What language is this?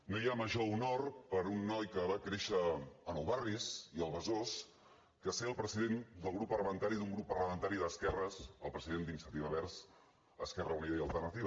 Catalan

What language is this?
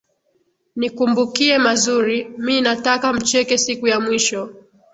Swahili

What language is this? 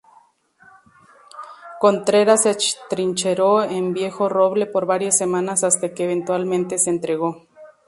Spanish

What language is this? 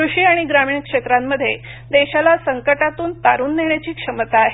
Marathi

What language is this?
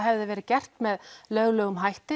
Icelandic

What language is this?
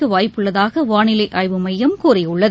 Tamil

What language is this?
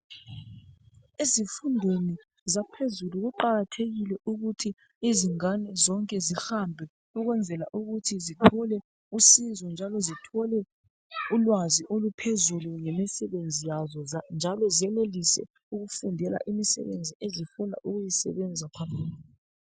North Ndebele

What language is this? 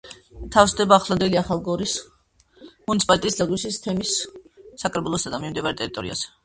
Georgian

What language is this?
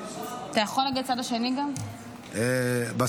Hebrew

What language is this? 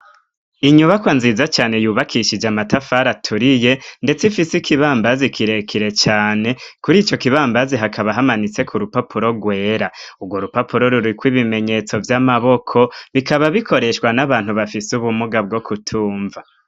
Rundi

